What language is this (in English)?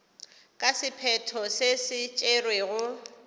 Northern Sotho